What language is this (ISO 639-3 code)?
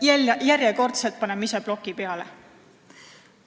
est